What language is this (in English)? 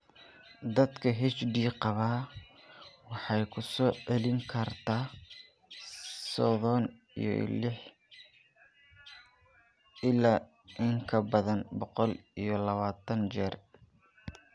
Somali